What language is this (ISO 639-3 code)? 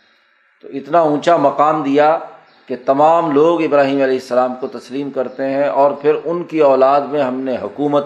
urd